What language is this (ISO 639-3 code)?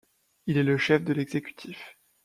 fra